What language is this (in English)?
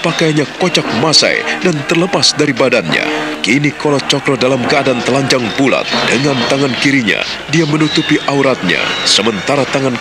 Indonesian